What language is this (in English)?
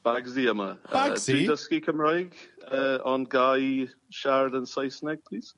Welsh